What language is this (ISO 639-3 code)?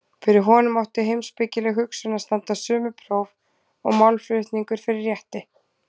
isl